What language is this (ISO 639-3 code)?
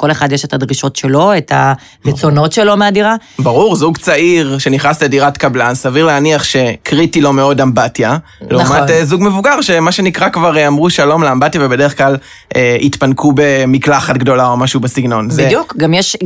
heb